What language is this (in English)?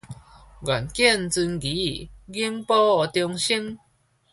Min Nan Chinese